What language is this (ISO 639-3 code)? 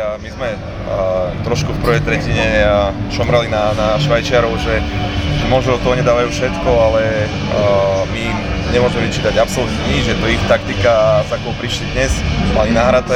slk